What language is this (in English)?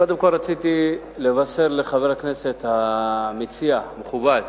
Hebrew